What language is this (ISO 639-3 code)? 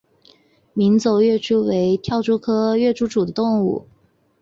zho